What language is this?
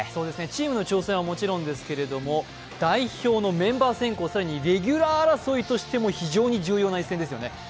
Japanese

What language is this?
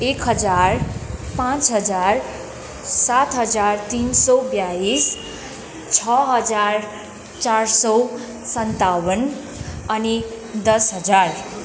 Nepali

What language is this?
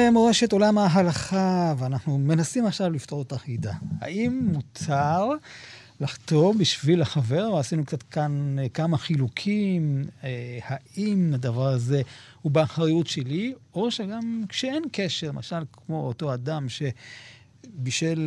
Hebrew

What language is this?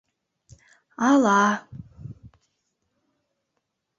Mari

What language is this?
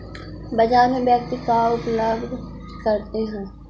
Magahi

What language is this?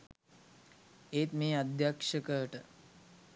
Sinhala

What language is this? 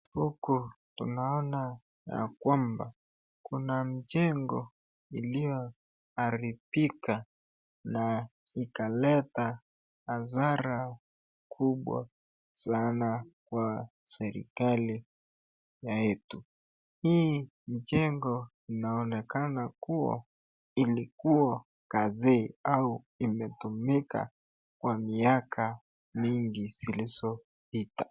Swahili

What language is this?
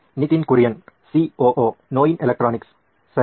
Kannada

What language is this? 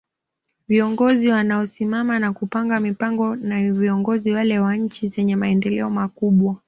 Swahili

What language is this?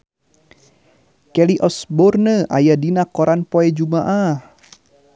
Sundanese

